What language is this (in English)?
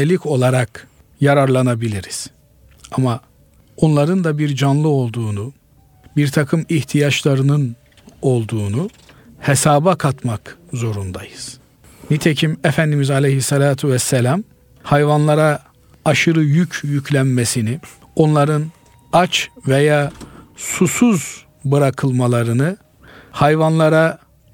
Turkish